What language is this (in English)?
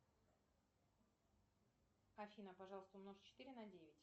Russian